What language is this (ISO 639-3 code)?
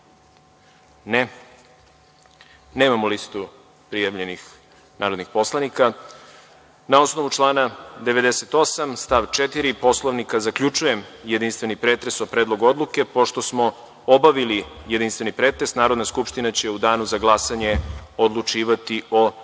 srp